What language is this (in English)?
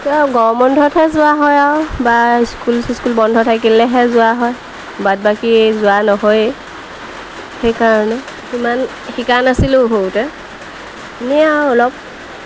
Assamese